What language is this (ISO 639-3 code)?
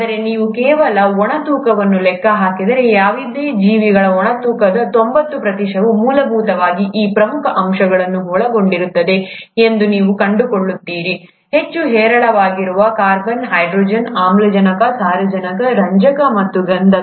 kan